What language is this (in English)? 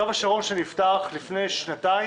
Hebrew